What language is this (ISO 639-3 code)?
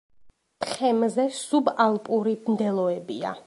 kat